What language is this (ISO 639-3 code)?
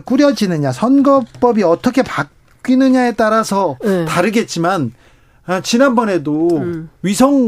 kor